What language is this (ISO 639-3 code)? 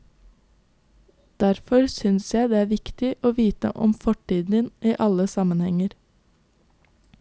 nor